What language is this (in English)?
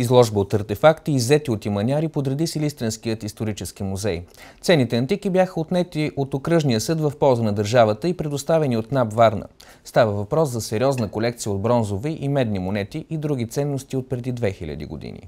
Bulgarian